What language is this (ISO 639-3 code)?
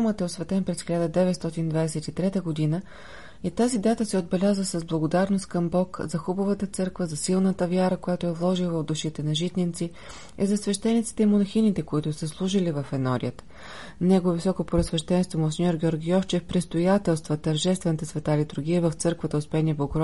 bul